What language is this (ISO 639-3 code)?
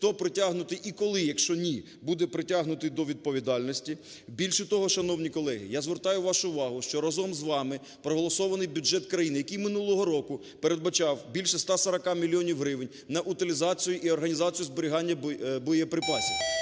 ukr